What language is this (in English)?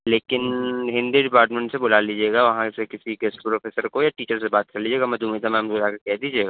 Urdu